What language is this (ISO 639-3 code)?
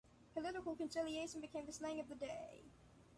eng